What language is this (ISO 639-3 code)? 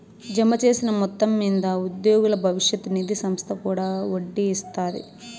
tel